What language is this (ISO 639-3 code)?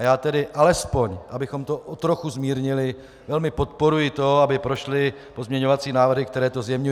ces